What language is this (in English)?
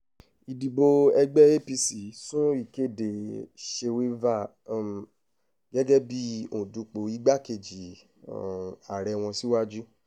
Yoruba